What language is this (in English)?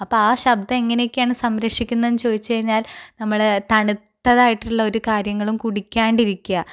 Malayalam